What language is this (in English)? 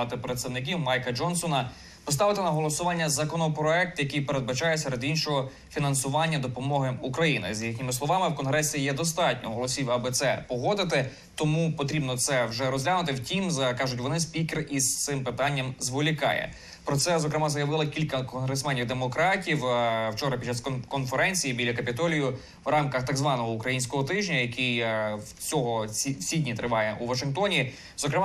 Ukrainian